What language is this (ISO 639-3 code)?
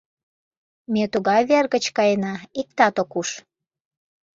chm